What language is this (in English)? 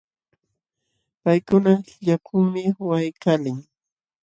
Jauja Wanca Quechua